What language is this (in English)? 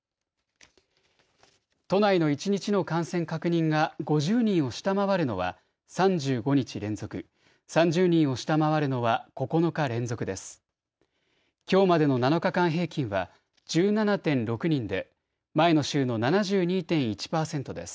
Japanese